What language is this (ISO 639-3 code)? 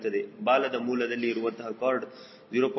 kan